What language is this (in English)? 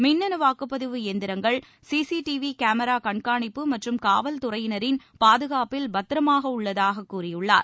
Tamil